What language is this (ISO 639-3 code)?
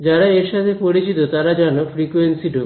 ben